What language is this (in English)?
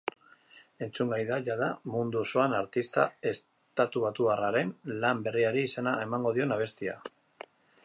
Basque